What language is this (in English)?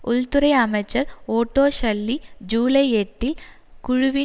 Tamil